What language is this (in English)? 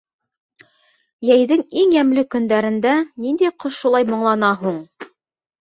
Bashkir